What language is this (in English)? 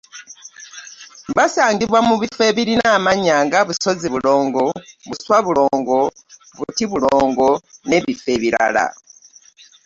Ganda